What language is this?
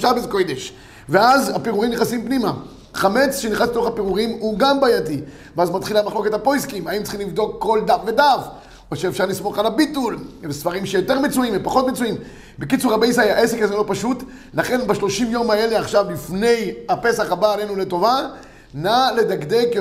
Hebrew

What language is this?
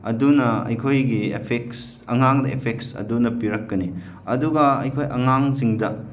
Manipuri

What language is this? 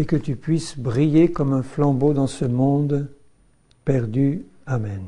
French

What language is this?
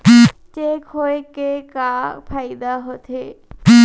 Chhattisgarhi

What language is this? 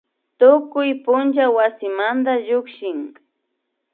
Imbabura Highland Quichua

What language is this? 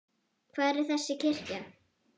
Icelandic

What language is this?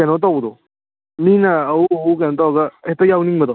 Manipuri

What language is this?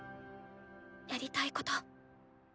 Japanese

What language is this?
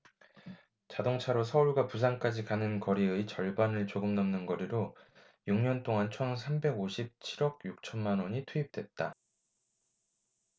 Korean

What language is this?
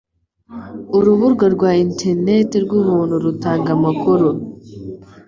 Kinyarwanda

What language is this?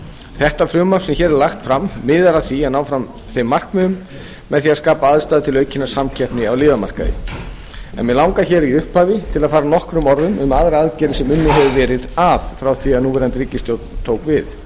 Icelandic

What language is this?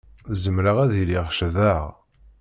Kabyle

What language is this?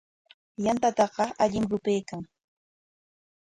Corongo Ancash Quechua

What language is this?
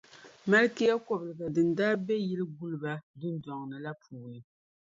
Dagbani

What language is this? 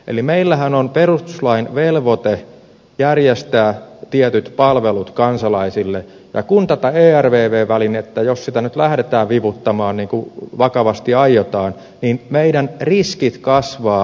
Finnish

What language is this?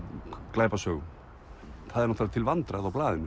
Icelandic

